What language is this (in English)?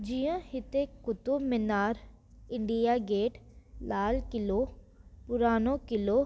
Sindhi